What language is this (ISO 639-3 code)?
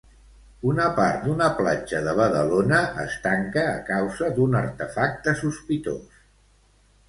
cat